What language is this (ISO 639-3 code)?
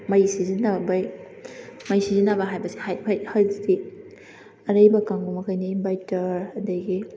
mni